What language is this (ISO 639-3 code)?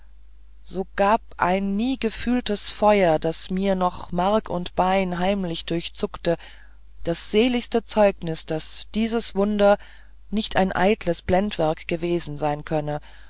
deu